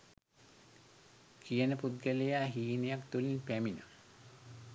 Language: Sinhala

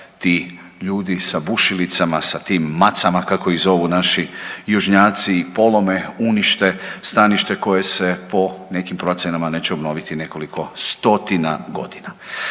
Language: Croatian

